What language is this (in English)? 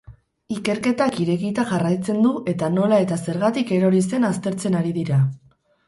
Basque